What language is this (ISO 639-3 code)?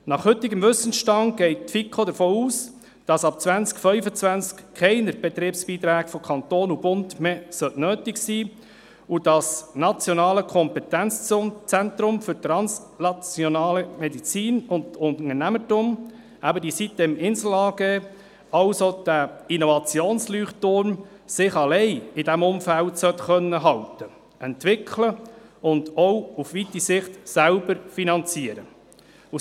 gsw